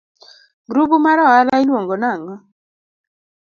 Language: Luo (Kenya and Tanzania)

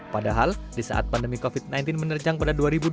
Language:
Indonesian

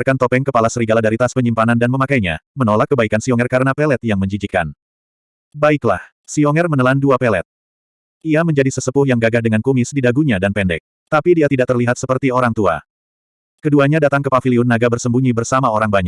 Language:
Indonesian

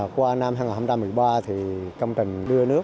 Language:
Vietnamese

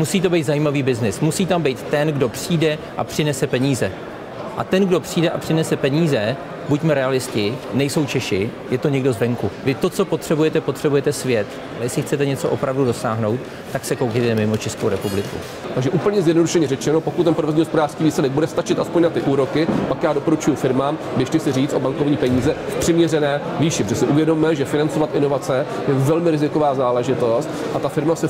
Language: Czech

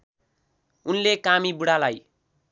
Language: Nepali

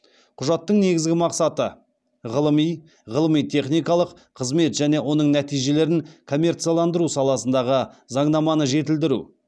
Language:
Kazakh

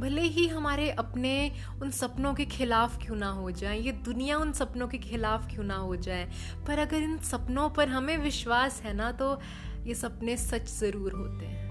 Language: Hindi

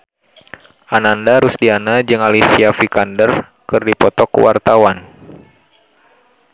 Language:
Sundanese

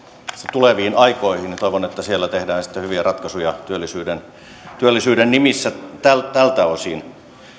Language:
Finnish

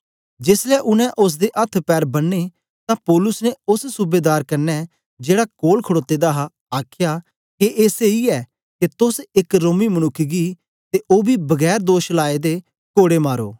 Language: Dogri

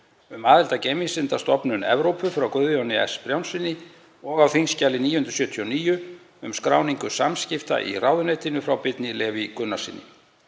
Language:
Icelandic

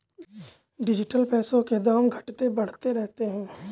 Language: Hindi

